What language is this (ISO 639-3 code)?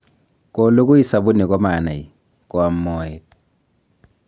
kln